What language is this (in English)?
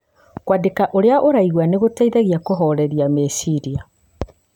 Kikuyu